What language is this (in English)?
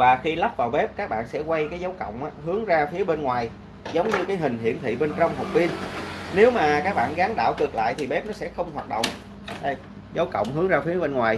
Vietnamese